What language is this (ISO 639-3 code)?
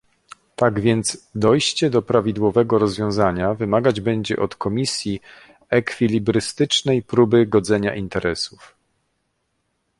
pol